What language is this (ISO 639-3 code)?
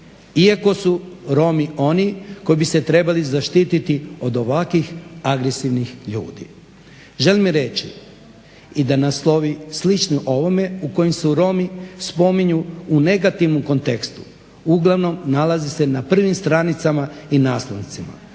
hrv